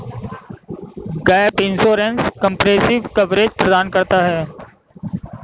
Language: Hindi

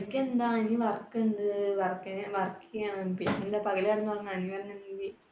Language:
Malayalam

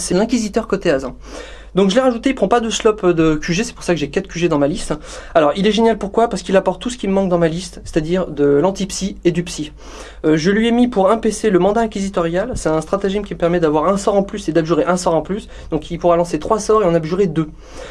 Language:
French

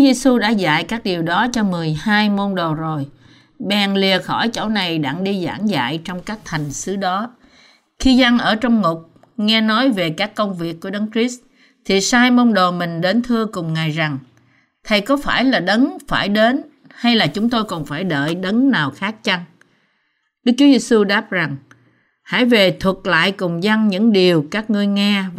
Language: Vietnamese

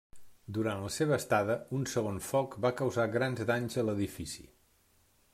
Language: Catalan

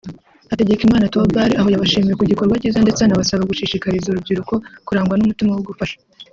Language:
Kinyarwanda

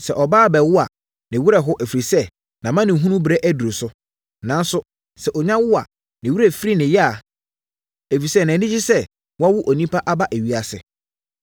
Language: Akan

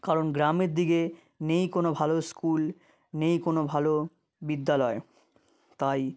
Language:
Bangla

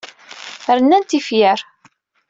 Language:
Kabyle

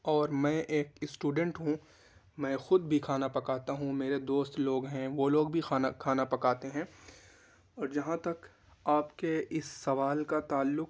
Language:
Urdu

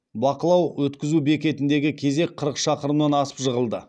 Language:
Kazakh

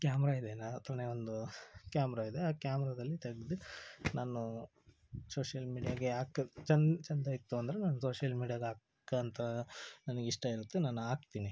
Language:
Kannada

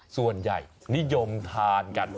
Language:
Thai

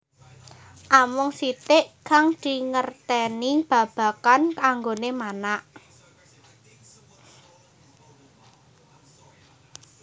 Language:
Javanese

